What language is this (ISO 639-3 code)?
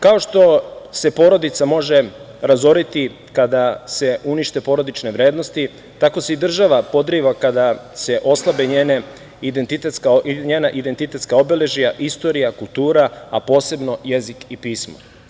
srp